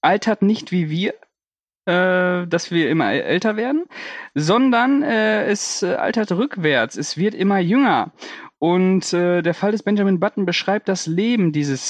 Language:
German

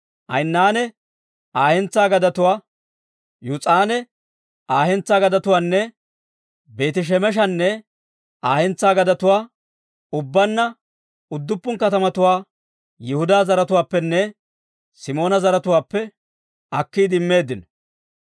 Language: Dawro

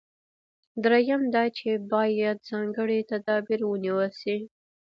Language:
Pashto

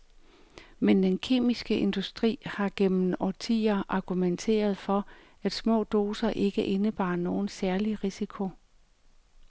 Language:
Danish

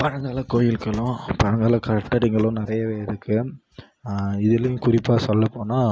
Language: Tamil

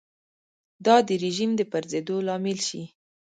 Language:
Pashto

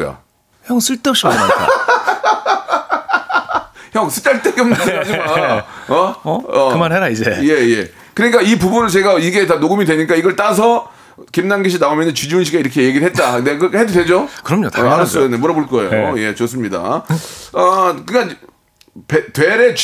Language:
Korean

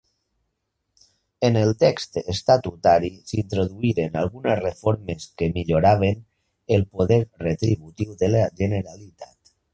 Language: Catalan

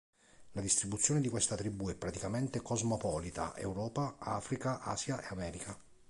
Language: Italian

